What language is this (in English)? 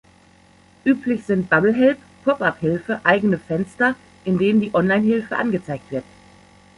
German